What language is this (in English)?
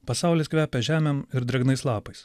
Lithuanian